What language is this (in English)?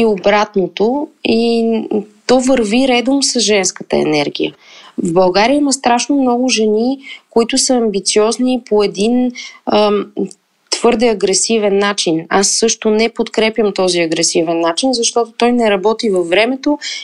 Bulgarian